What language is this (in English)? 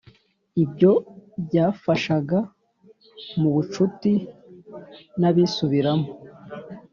Kinyarwanda